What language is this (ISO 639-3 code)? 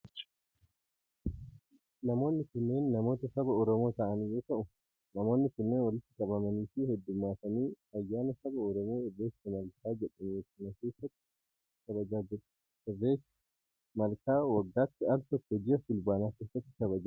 orm